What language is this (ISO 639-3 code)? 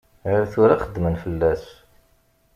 kab